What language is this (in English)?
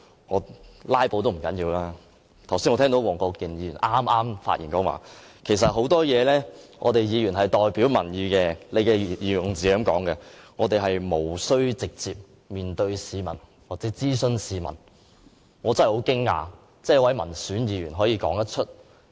Cantonese